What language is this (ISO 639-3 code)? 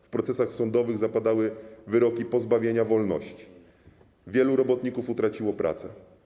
pol